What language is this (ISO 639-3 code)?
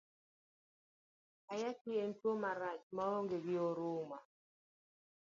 luo